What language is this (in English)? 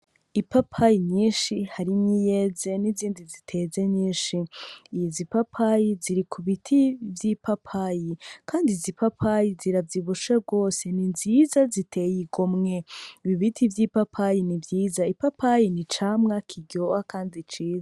Rundi